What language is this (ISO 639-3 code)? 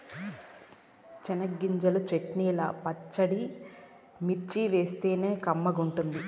tel